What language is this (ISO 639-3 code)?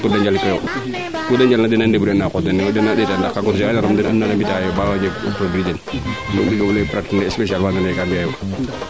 srr